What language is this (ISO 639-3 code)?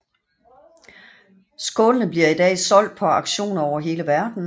dan